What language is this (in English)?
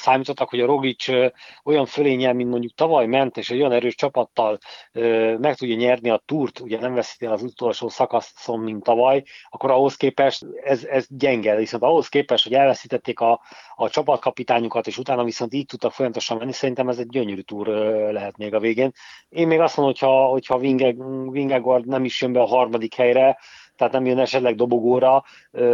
Hungarian